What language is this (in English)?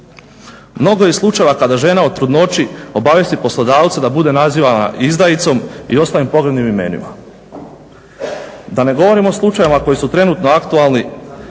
Croatian